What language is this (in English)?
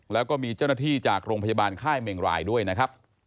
Thai